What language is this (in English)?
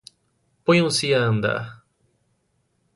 Portuguese